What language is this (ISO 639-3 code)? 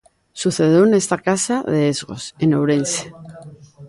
glg